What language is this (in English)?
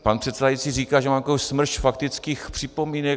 Czech